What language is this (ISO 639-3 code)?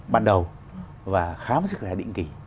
vie